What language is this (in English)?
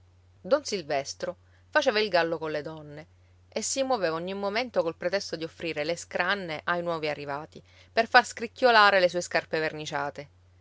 Italian